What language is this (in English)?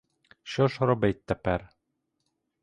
Ukrainian